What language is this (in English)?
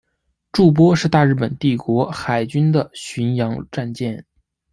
Chinese